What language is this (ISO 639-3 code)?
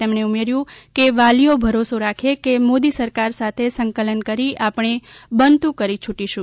guj